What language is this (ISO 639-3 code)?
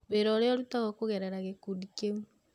kik